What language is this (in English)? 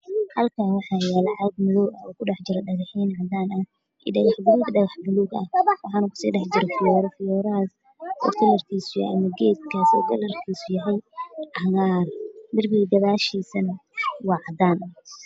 Somali